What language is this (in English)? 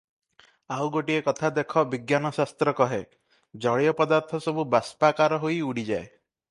Odia